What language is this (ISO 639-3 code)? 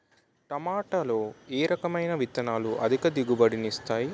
tel